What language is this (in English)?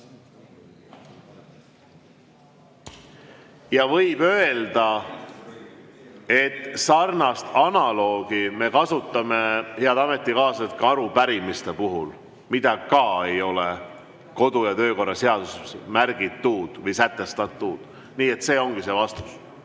Estonian